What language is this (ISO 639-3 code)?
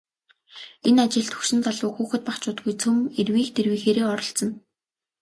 mon